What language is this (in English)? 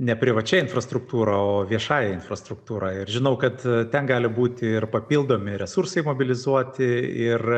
Lithuanian